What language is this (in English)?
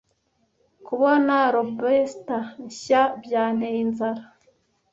Kinyarwanda